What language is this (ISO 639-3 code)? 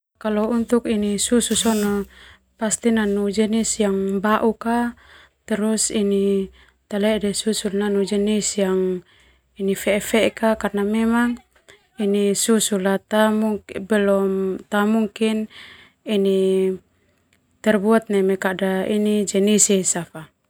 twu